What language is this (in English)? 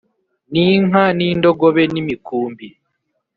Kinyarwanda